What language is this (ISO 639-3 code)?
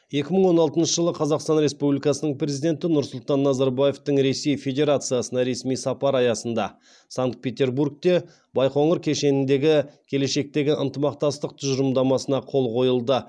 kaz